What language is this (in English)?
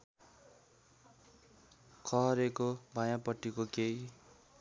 Nepali